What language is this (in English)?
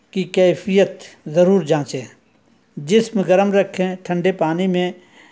Urdu